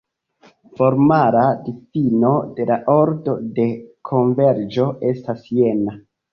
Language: Esperanto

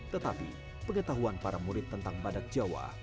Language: Indonesian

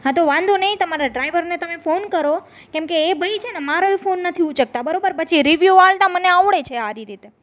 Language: Gujarati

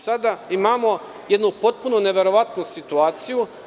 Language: Serbian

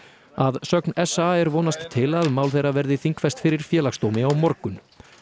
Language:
Icelandic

